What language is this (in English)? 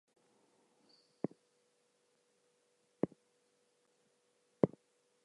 English